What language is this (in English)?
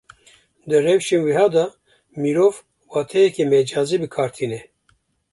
Kurdish